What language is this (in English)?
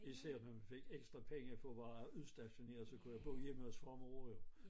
Danish